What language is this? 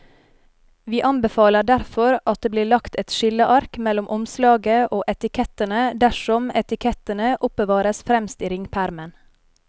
Norwegian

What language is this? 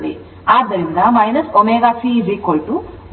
Kannada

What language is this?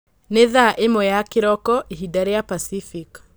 Kikuyu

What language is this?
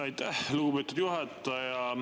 Estonian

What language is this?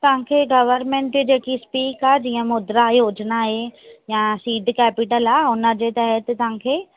Sindhi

